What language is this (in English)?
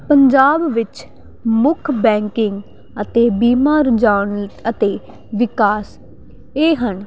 Punjabi